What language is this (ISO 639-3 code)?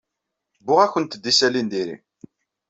kab